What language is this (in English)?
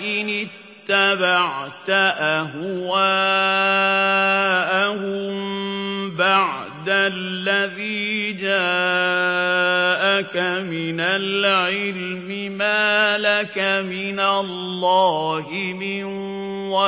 Arabic